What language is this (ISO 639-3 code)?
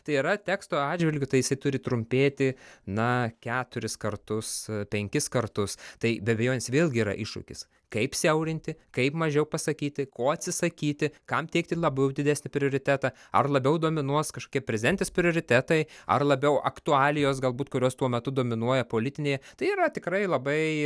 lit